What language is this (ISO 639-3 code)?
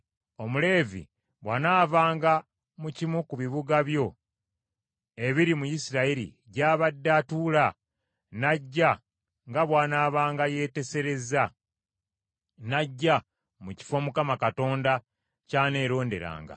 lug